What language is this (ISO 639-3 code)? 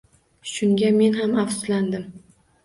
uzb